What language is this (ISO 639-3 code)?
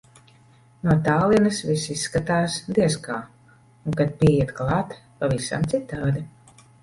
lav